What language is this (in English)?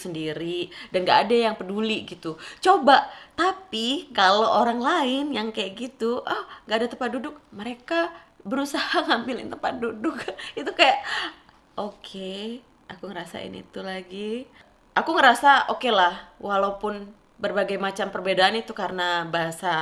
Indonesian